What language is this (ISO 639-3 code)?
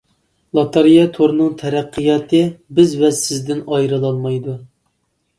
uig